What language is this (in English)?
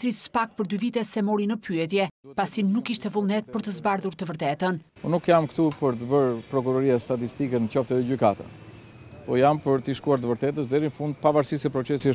Romanian